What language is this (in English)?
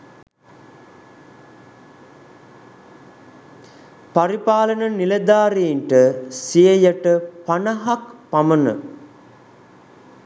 Sinhala